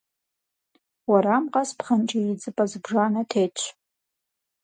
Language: Kabardian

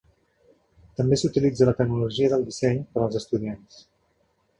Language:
Catalan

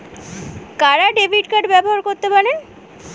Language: Bangla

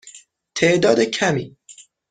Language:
Persian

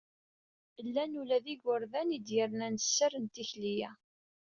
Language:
Kabyle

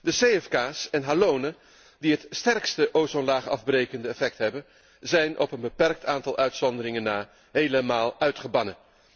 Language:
Dutch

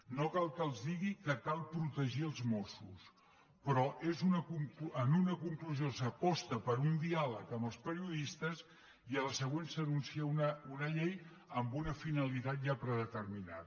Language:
Catalan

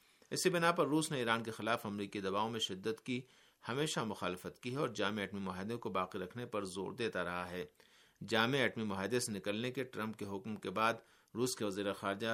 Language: Urdu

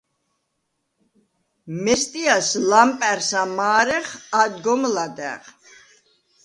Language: Svan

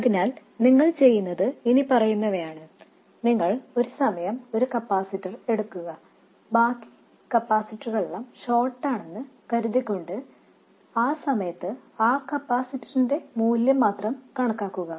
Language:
Malayalam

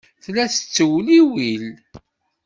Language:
Kabyle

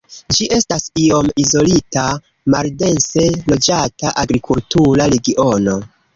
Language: Esperanto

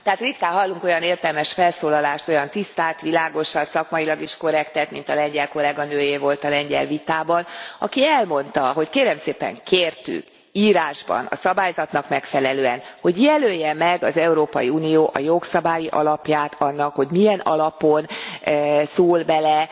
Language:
Hungarian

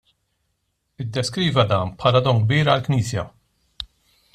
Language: Maltese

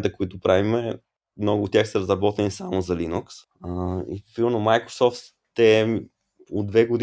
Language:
Bulgarian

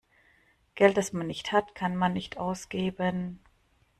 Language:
German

